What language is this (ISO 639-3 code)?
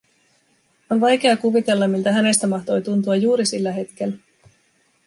fin